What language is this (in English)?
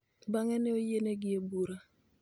Luo (Kenya and Tanzania)